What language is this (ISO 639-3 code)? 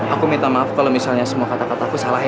ind